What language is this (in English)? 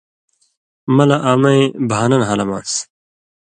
Indus Kohistani